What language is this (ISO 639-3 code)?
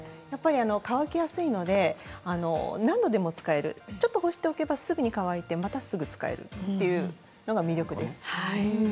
jpn